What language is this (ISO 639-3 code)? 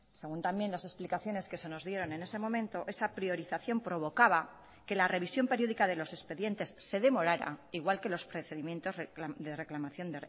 spa